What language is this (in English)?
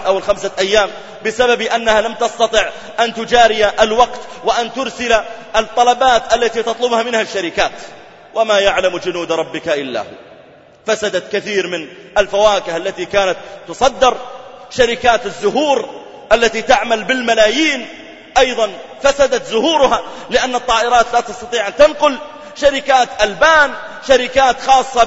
Arabic